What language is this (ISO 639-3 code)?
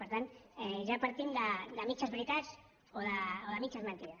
cat